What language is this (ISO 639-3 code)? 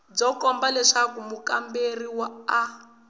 tso